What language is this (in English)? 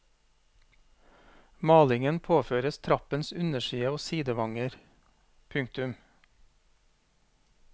Norwegian